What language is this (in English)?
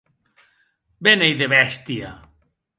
Occitan